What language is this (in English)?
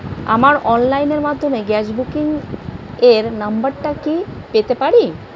Bangla